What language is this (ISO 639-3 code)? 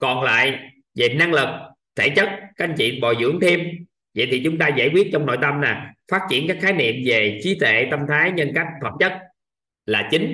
vie